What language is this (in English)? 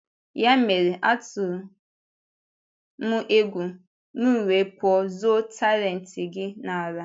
Igbo